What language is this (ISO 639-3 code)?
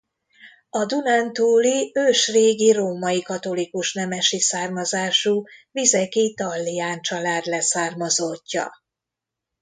hun